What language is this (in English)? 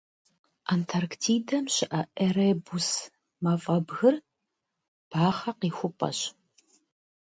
Kabardian